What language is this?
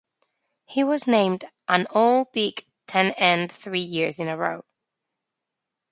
English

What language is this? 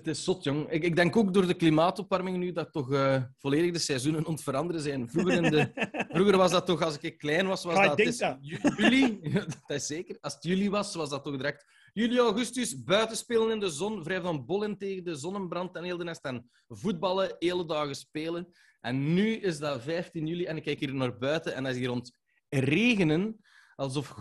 Dutch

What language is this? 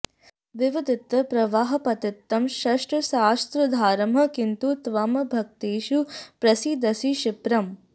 Sanskrit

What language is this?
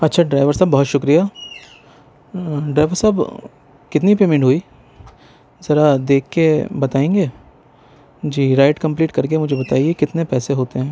Urdu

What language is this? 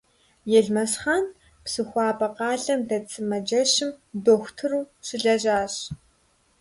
Kabardian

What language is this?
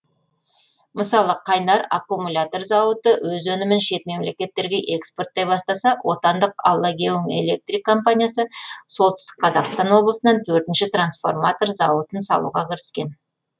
Kazakh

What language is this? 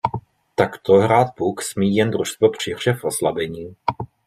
Czech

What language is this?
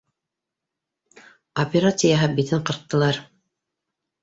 Bashkir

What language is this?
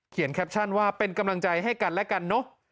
Thai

